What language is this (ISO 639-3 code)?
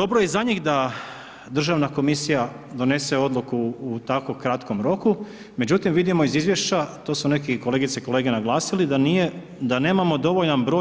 hrv